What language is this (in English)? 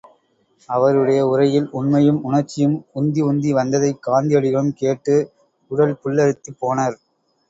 Tamil